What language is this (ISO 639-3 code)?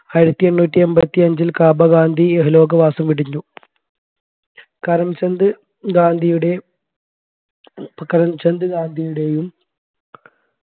mal